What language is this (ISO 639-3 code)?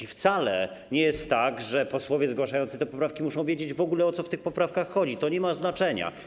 pol